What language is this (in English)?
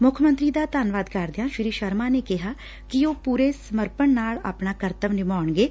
Punjabi